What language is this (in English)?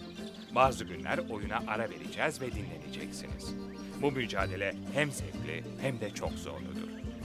Turkish